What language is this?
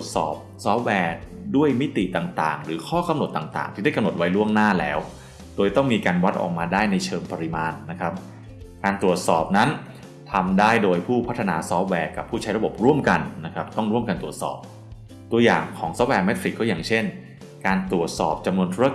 Thai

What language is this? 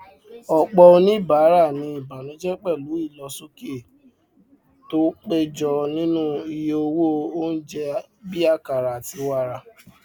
Yoruba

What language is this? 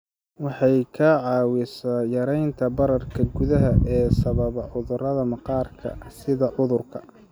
Somali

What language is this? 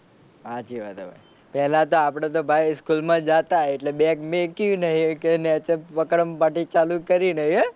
Gujarati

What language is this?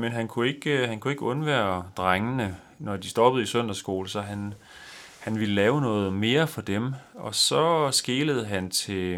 Danish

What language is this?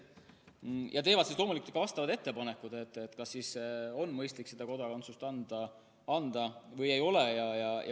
Estonian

